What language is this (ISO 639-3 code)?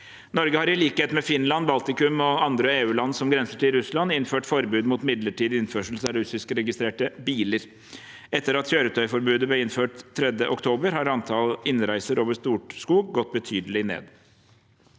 nor